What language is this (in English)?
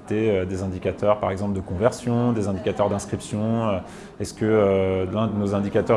French